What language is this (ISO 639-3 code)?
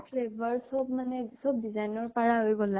asm